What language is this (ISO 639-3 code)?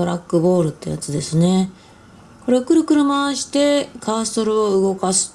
jpn